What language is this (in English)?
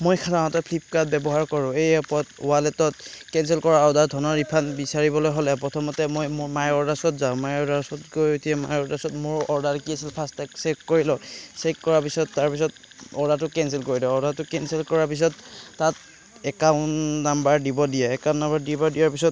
Assamese